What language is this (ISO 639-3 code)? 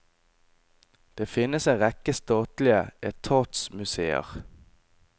nor